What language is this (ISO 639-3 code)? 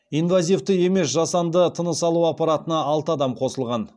kaz